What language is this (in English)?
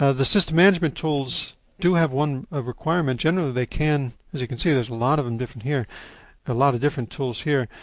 English